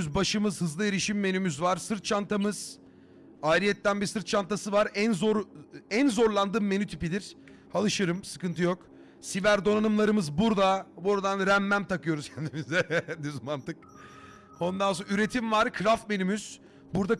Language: Turkish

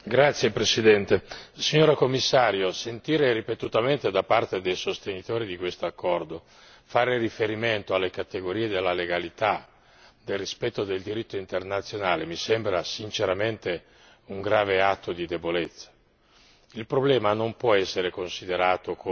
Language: Italian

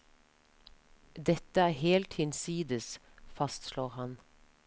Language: Norwegian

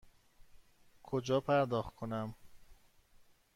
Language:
Persian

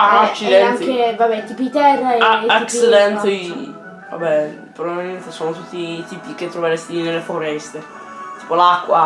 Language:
Italian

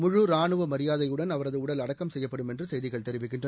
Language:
Tamil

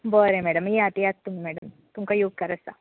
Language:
Konkani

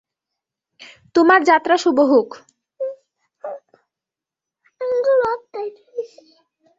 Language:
Bangla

